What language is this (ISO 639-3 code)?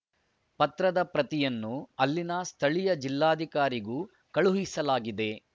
kan